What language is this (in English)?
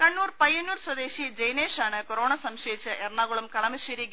Malayalam